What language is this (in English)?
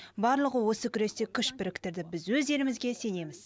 Kazakh